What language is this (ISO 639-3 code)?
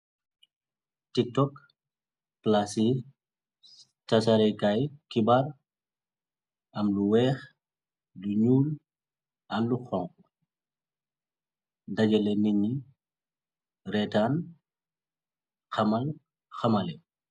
wol